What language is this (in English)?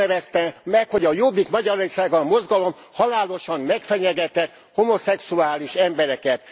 Hungarian